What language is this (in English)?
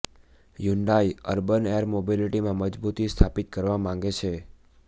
Gujarati